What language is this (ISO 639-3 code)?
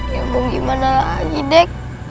ind